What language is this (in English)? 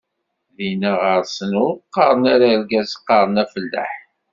Kabyle